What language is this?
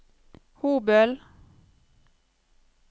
Norwegian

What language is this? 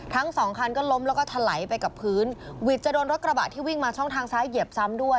Thai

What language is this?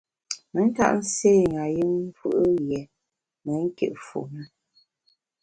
Bamun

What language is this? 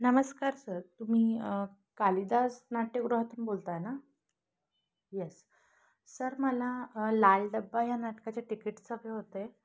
Marathi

